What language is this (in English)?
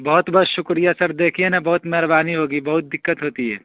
Urdu